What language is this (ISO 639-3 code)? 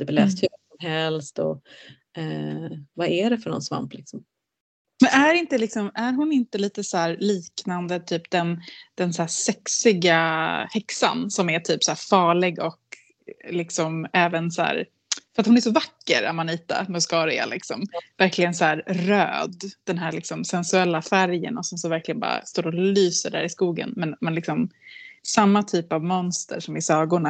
swe